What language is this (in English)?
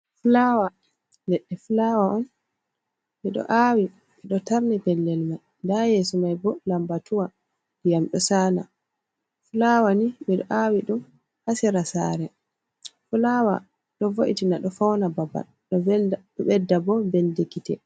Fula